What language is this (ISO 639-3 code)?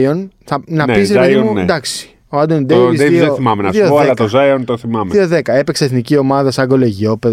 ell